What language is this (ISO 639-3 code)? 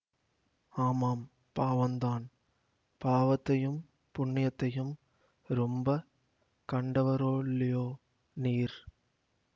tam